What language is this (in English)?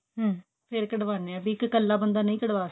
Punjabi